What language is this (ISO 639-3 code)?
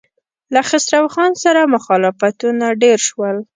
pus